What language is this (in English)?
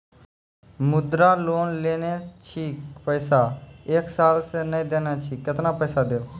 Maithili